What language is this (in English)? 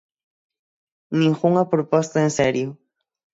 Galician